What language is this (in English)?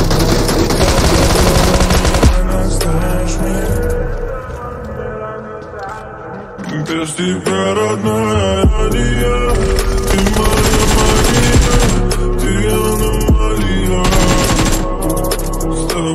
Romanian